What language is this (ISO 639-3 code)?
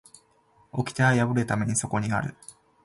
jpn